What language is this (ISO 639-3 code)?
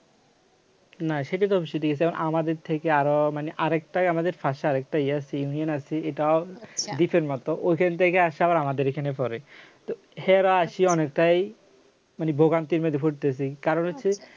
ben